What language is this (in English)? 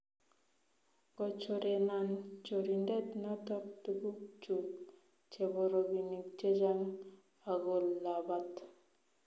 Kalenjin